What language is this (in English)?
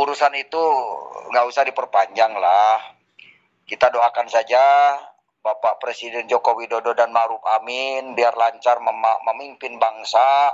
Indonesian